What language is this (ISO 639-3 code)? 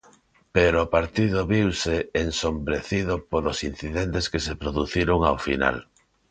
glg